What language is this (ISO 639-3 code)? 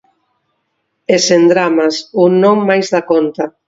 glg